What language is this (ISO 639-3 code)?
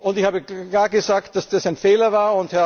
deu